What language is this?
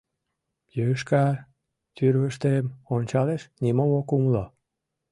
Mari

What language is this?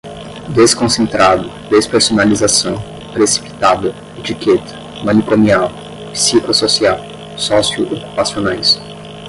Portuguese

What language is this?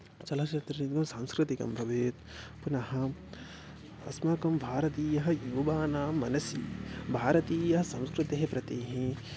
Sanskrit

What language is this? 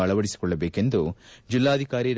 Kannada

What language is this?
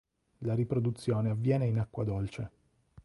Italian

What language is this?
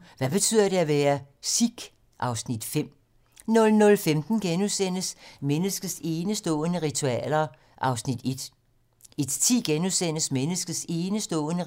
Danish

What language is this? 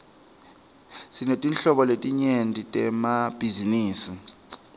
Swati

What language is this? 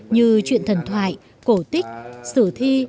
Vietnamese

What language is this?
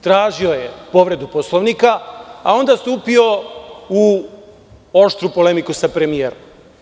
Serbian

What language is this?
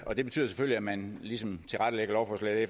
Danish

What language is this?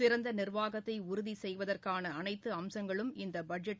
Tamil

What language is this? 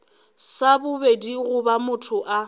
Northern Sotho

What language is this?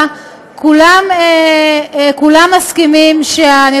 Hebrew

